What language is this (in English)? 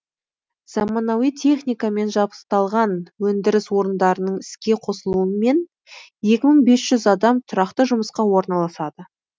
Kazakh